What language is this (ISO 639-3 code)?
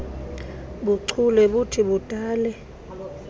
xho